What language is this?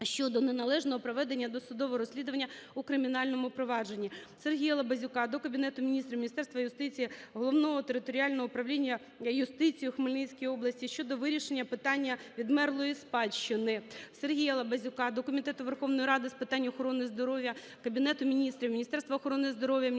Ukrainian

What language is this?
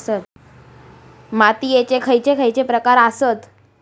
Marathi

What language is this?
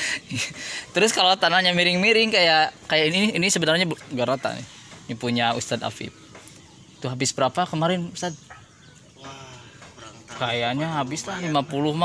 Indonesian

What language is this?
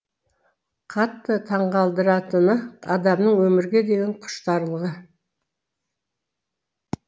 Kazakh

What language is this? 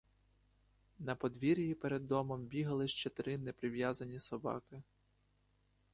Ukrainian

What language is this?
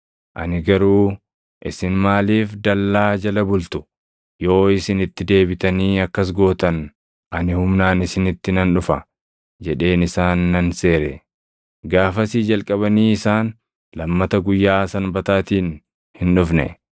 Oromo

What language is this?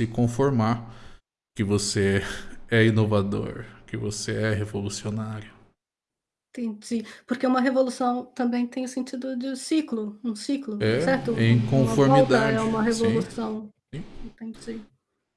Portuguese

